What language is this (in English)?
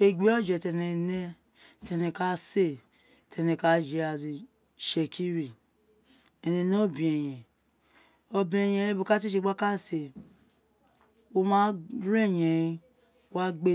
Isekiri